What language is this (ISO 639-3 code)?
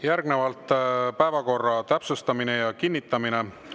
est